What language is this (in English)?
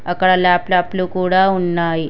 Telugu